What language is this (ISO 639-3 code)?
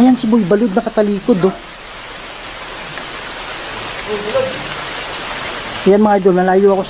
fil